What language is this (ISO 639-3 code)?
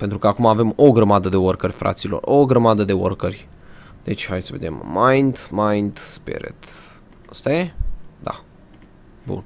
ron